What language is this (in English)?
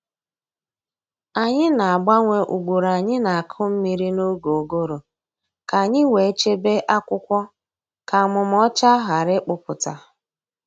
Igbo